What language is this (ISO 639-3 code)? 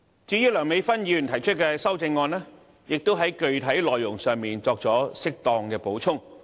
yue